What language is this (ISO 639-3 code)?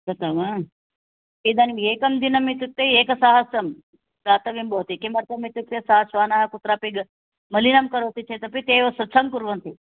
san